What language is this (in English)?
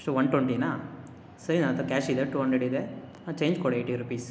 Kannada